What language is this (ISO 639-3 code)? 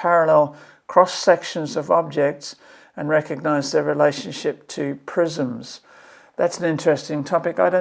eng